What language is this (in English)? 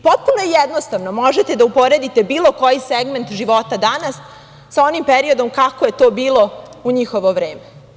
Serbian